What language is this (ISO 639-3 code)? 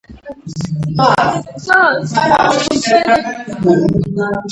kat